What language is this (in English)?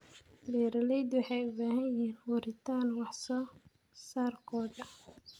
Somali